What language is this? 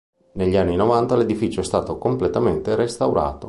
Italian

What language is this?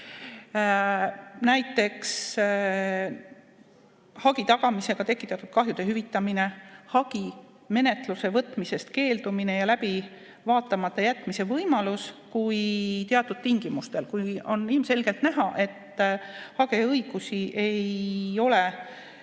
Estonian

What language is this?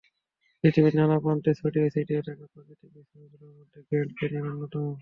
Bangla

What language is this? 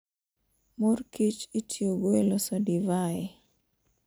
Luo (Kenya and Tanzania)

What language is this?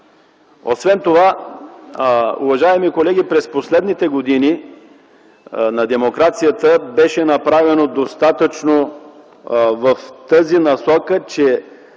Bulgarian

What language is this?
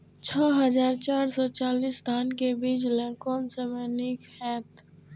Maithili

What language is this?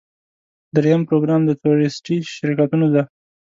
Pashto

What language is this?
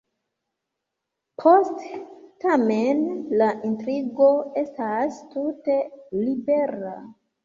Esperanto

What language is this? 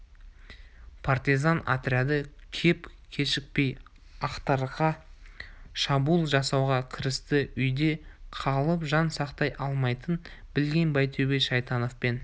Kazakh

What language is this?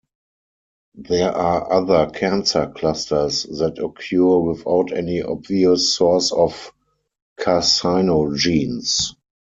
English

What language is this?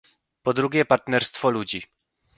Polish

